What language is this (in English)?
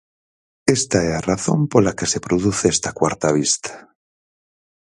Galician